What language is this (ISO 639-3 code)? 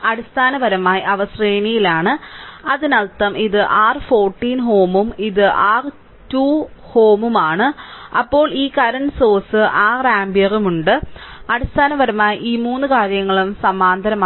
mal